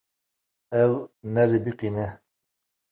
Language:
Kurdish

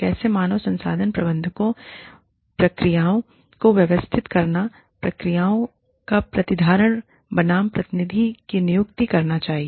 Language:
Hindi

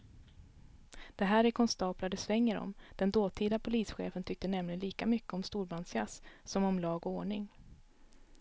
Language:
Swedish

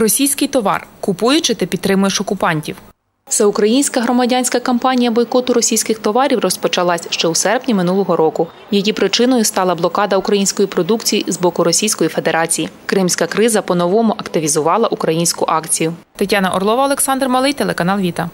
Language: Ukrainian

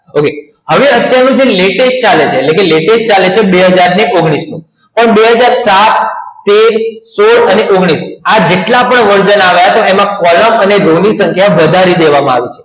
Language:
Gujarati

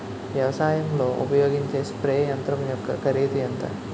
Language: Telugu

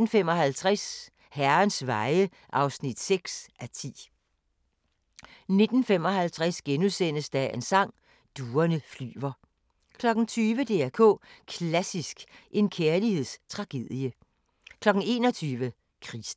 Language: Danish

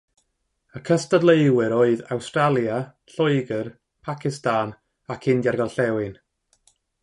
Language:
Welsh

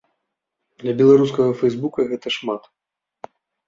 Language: Belarusian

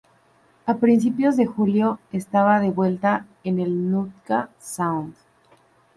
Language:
Spanish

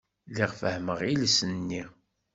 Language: Kabyle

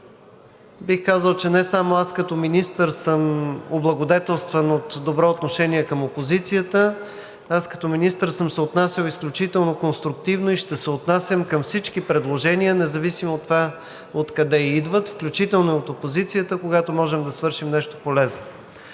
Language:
Bulgarian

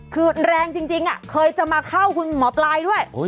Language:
Thai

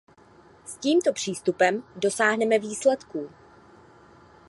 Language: Czech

